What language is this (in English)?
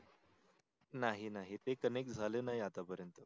Marathi